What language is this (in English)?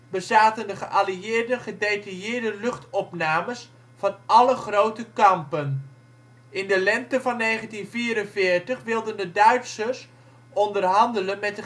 Dutch